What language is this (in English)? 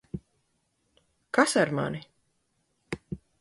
Latvian